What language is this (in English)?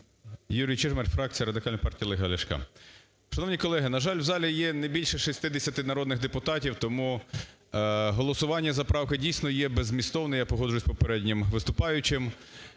Ukrainian